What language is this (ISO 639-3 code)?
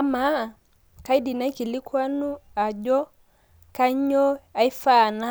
mas